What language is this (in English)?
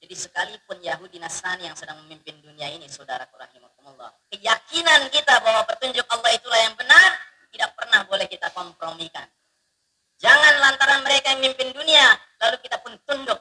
Indonesian